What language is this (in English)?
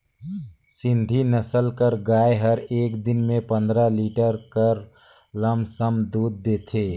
Chhattisgarhi